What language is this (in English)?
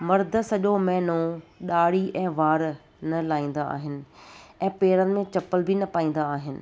Sindhi